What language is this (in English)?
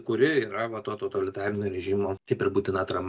Lithuanian